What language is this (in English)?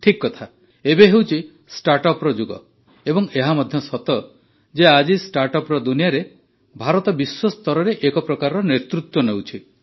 Odia